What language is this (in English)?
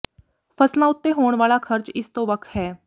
Punjabi